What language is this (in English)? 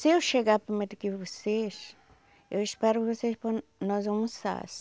Portuguese